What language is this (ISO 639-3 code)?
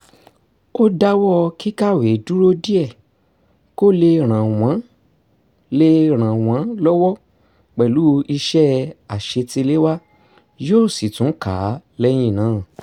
yor